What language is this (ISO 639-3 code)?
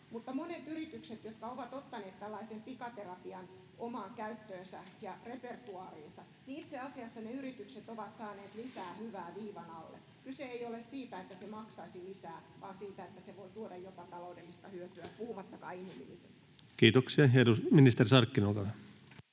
fin